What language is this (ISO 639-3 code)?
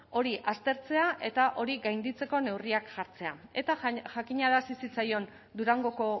eus